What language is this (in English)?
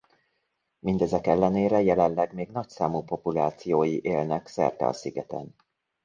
Hungarian